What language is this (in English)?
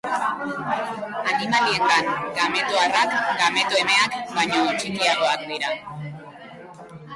Basque